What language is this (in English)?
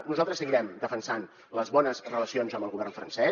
Catalan